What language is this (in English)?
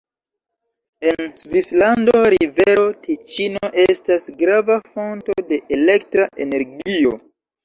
Esperanto